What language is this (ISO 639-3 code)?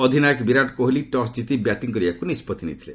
ori